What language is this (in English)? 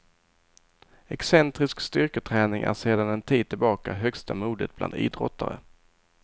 Swedish